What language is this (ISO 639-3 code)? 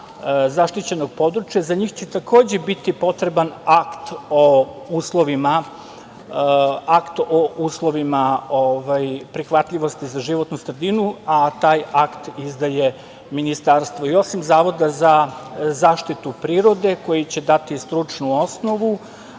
srp